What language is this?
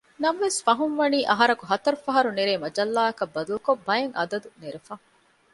Divehi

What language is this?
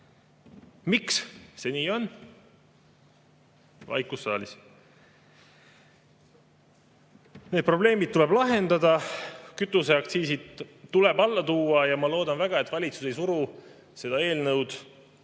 Estonian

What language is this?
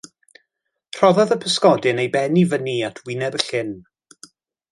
Welsh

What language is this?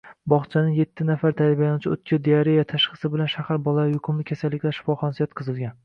Uzbek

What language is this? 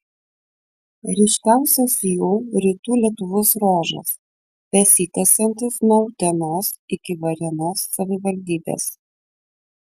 Lithuanian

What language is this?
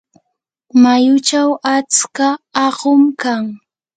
Yanahuanca Pasco Quechua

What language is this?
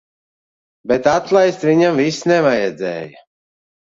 Latvian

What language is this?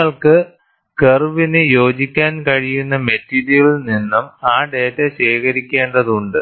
Malayalam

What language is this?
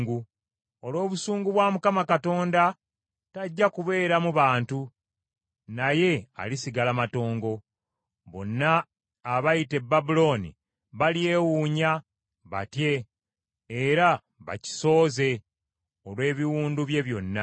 Ganda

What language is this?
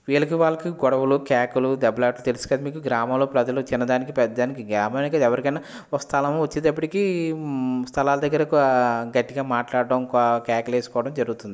Telugu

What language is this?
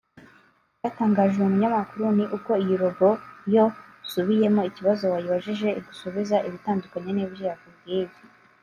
Kinyarwanda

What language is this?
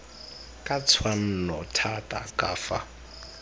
Tswana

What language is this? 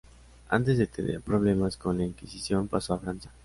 Spanish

